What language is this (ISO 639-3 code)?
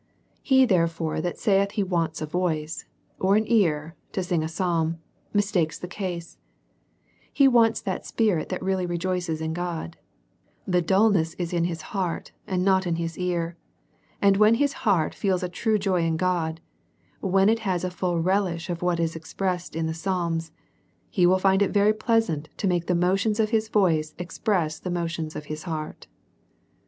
eng